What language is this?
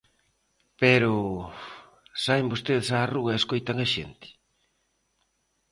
Galician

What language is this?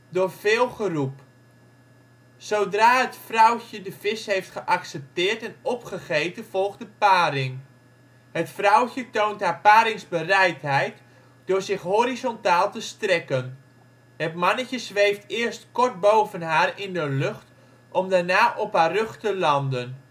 Dutch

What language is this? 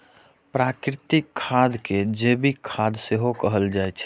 Maithili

